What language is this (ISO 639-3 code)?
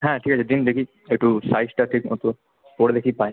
ben